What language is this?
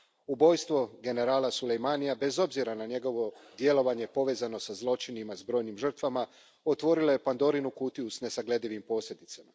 Croatian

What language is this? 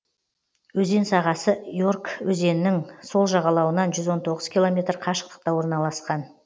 Kazakh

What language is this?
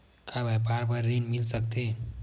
Chhattisgarhi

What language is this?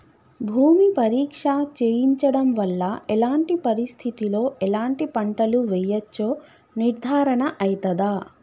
Telugu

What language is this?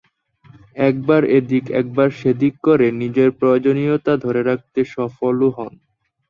Bangla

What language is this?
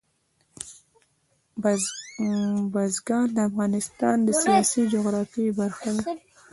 Pashto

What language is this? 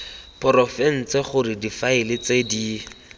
Tswana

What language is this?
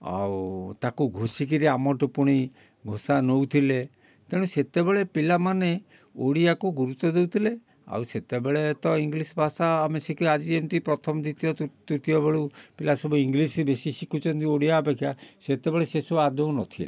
Odia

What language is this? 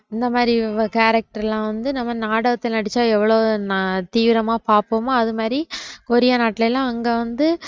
Tamil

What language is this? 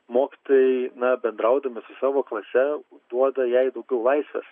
Lithuanian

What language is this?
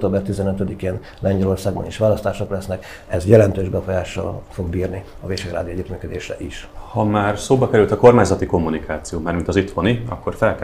Hungarian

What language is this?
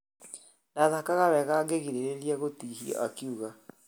Kikuyu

